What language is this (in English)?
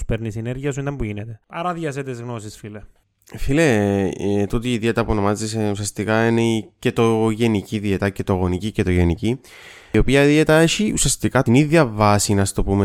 Greek